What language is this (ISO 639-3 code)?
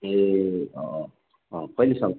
nep